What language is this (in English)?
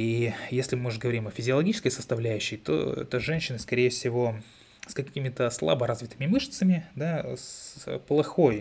Russian